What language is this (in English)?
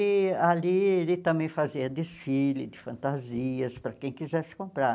Portuguese